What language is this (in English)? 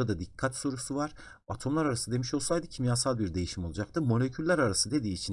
Turkish